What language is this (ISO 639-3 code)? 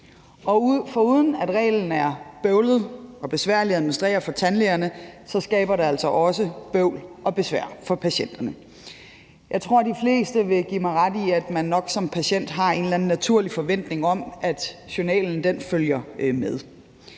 dan